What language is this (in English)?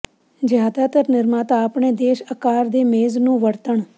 Punjabi